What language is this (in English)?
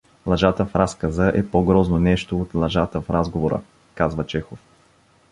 Bulgarian